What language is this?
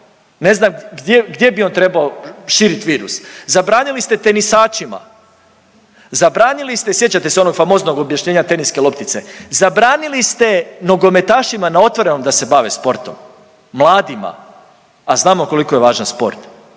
Croatian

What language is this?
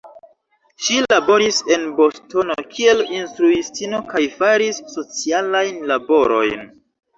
Esperanto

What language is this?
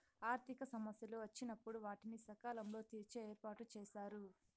Telugu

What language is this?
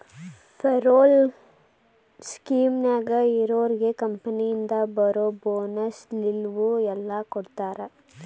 Kannada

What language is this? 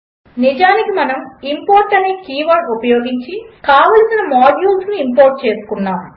Telugu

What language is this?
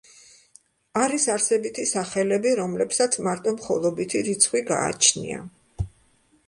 Georgian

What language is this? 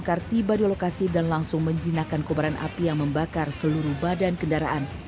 Indonesian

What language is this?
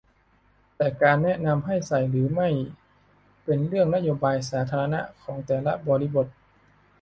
Thai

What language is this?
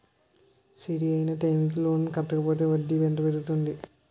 Telugu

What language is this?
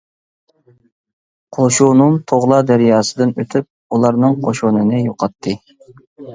Uyghur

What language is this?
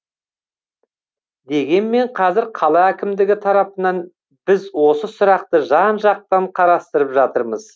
Kazakh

